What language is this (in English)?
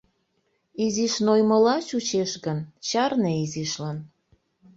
Mari